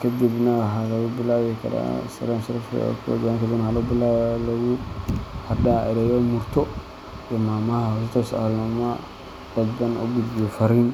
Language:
Somali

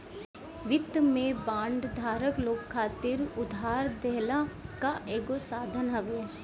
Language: Bhojpuri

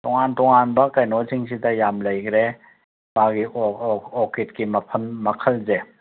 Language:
Manipuri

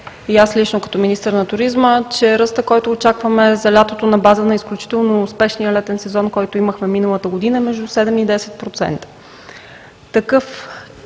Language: Bulgarian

